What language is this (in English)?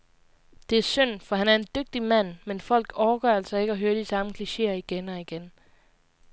Danish